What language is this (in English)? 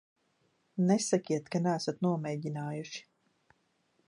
Latvian